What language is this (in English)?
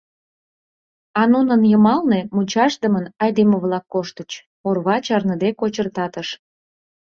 Mari